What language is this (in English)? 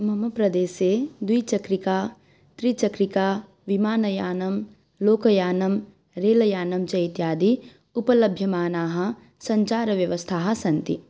Sanskrit